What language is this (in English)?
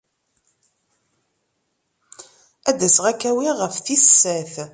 Kabyle